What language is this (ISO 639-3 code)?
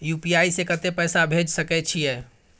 mai